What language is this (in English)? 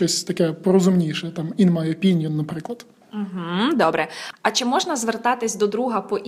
Ukrainian